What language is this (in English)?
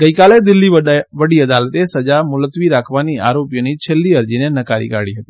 Gujarati